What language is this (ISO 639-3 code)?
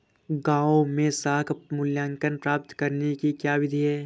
hin